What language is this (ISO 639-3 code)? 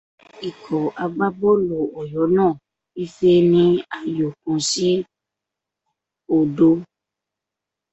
yor